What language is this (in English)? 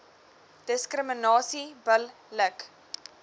Afrikaans